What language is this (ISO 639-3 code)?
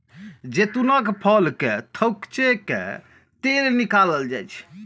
mai